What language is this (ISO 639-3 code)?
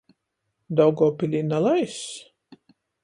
ltg